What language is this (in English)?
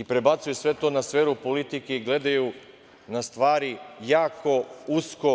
Serbian